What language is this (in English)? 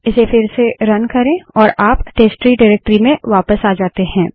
Hindi